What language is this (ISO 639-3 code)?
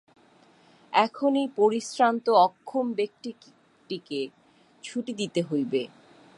ben